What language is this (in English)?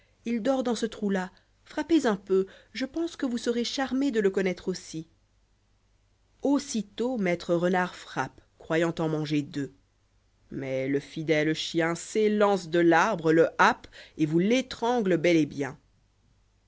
French